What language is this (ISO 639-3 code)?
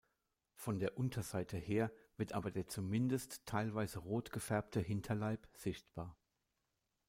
deu